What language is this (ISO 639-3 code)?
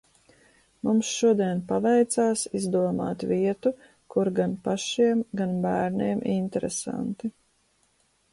lav